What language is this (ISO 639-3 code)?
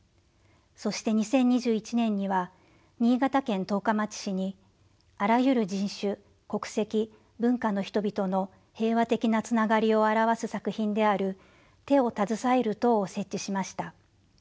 jpn